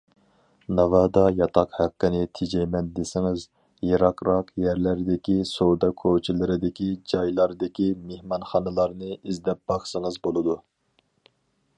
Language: Uyghur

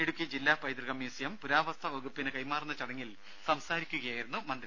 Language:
Malayalam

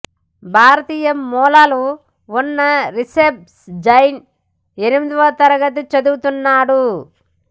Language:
Telugu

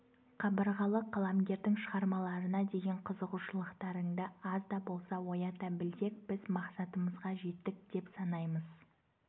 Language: Kazakh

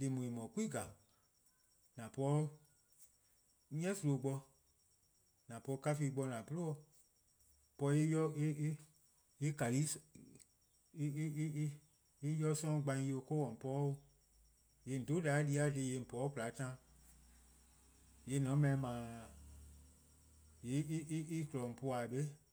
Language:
Eastern Krahn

